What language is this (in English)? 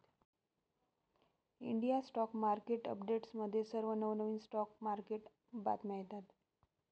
Marathi